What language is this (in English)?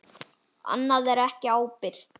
Icelandic